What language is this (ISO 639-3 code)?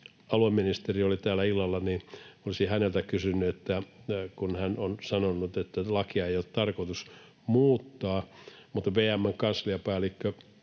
fin